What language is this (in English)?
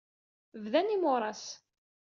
Kabyle